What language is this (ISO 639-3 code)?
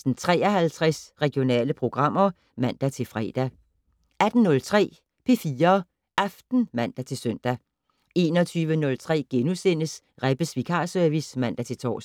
dan